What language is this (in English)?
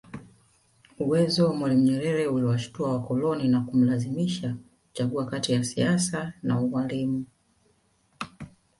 Swahili